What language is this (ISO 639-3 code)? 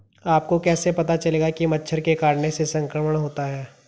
hin